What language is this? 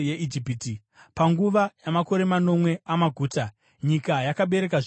Shona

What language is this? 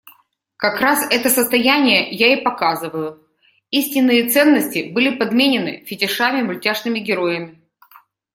Russian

